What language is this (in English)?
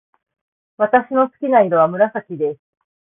Japanese